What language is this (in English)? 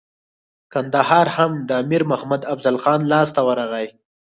Pashto